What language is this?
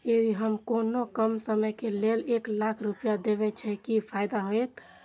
Maithili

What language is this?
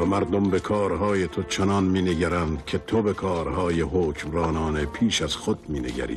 Persian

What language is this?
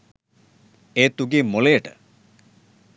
Sinhala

